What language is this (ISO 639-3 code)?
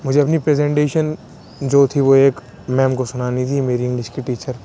urd